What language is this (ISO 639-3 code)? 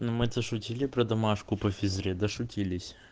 rus